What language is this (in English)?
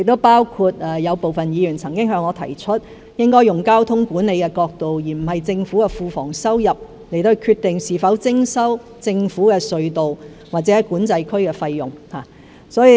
Cantonese